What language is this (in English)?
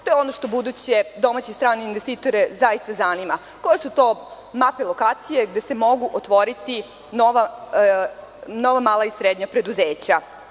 Serbian